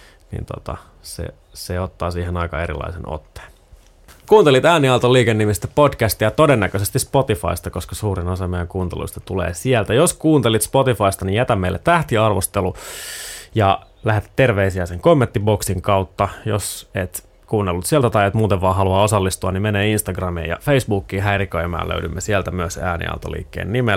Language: Finnish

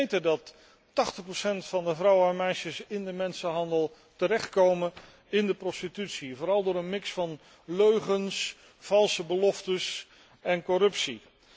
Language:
Dutch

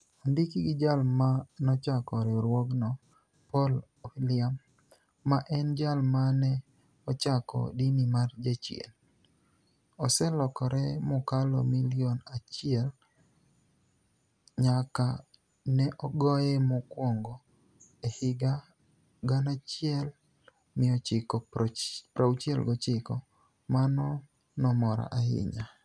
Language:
Luo (Kenya and Tanzania)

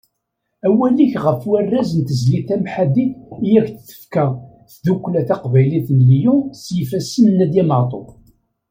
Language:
Kabyle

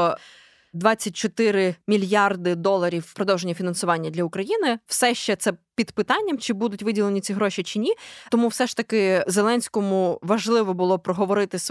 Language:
Ukrainian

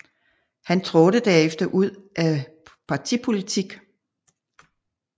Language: Danish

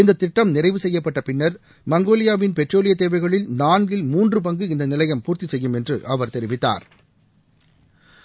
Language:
Tamil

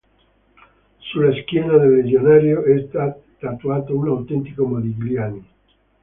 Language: Italian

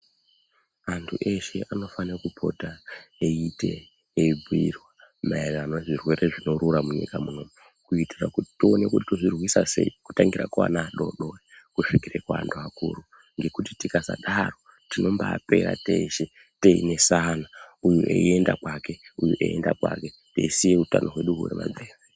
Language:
Ndau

